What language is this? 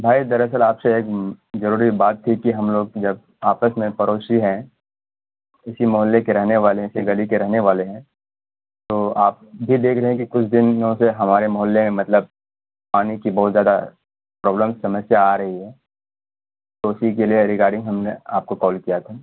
Urdu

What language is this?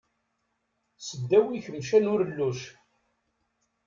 Kabyle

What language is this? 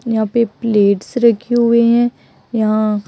Hindi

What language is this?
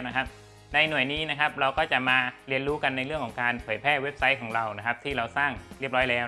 Thai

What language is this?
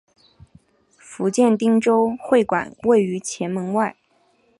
Chinese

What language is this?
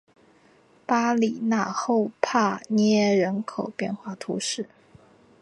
Chinese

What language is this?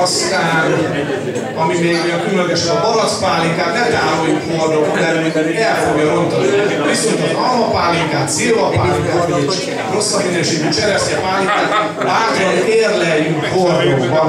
Hungarian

